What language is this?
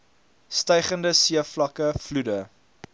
Afrikaans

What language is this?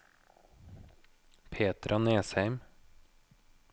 Norwegian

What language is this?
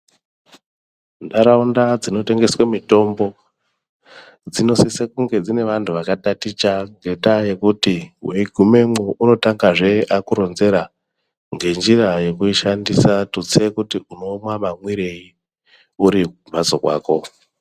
Ndau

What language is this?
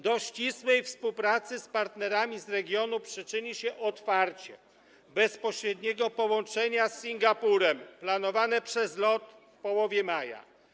Polish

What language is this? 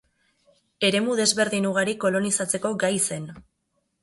Basque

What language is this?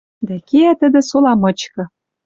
Western Mari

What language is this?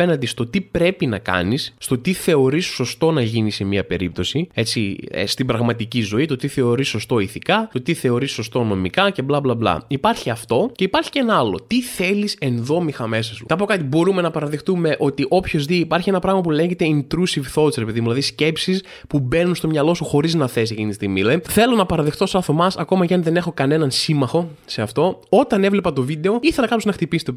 Greek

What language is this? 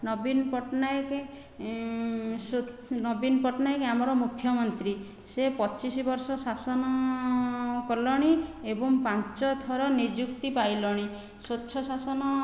Odia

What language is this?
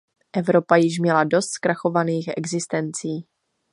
Czech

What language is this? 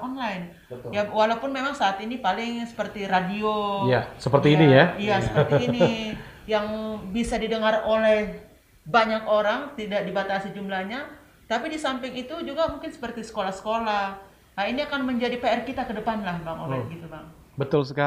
Indonesian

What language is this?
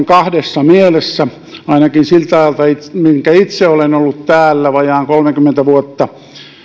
Finnish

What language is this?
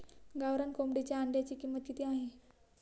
Marathi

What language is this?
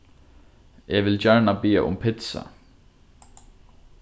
Faroese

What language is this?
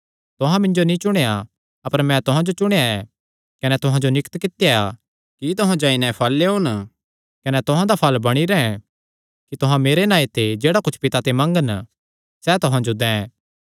Kangri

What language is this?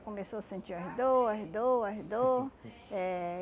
Portuguese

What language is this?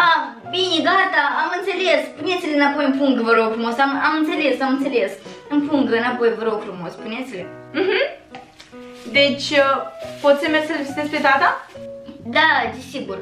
Romanian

